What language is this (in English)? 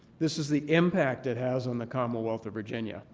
English